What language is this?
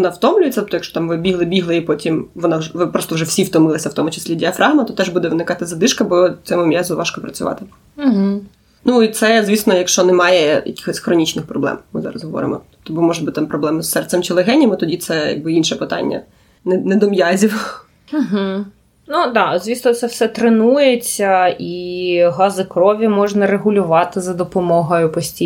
Ukrainian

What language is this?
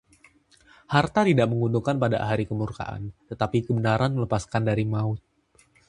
Indonesian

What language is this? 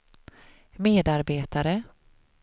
Swedish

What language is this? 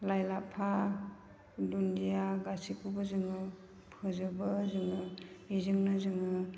Bodo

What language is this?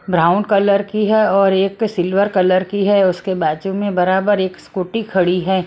Hindi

